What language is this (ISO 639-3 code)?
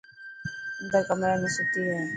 mki